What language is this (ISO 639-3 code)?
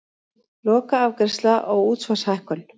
isl